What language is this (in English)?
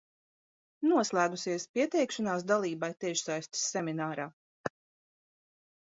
Latvian